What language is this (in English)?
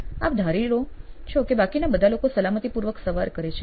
Gujarati